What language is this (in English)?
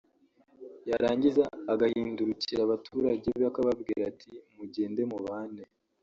Kinyarwanda